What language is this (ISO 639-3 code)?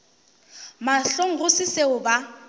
nso